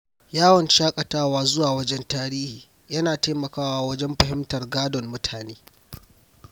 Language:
Hausa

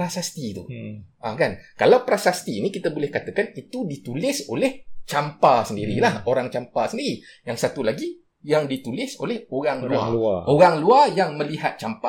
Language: Malay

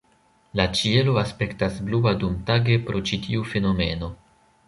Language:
Esperanto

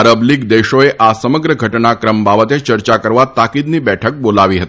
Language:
Gujarati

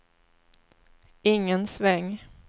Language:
Swedish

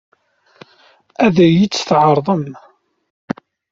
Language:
Kabyle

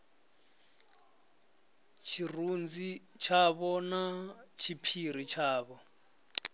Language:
Venda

